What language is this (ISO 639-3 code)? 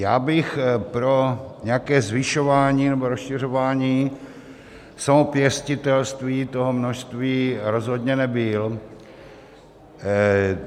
ces